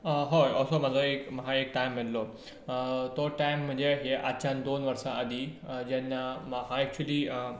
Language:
Konkani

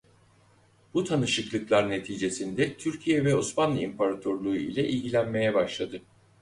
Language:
Turkish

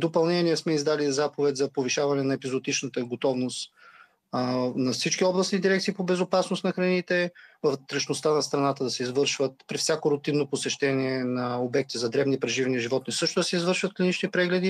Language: Bulgarian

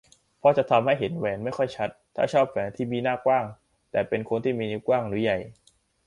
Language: Thai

